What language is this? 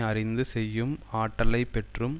Tamil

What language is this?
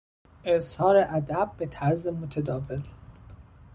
Persian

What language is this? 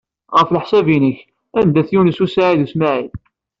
Kabyle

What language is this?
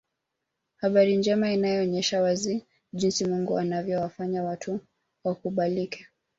Swahili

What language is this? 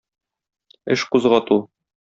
Tatar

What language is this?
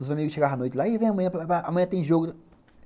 Portuguese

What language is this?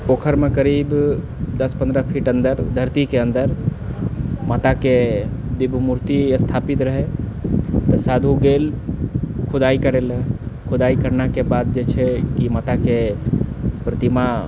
Maithili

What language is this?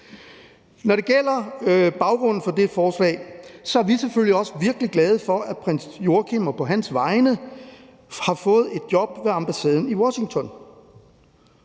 Danish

